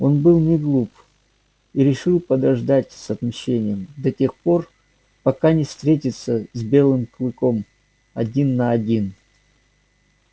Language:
Russian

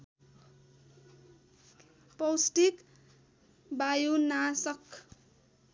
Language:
Nepali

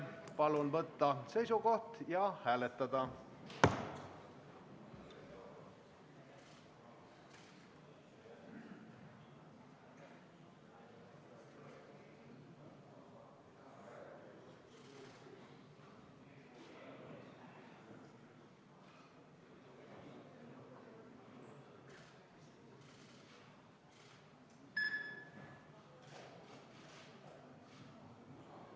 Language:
Estonian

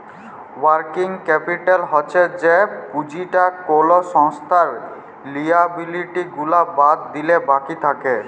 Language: Bangla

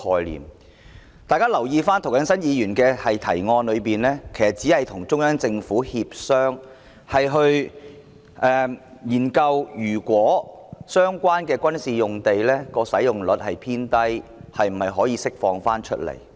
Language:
Cantonese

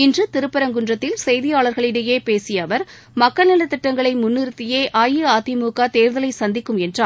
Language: Tamil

